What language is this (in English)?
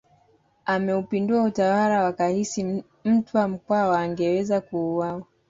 Swahili